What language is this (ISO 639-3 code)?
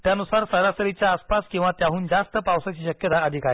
mar